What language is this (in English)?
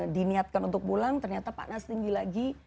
Indonesian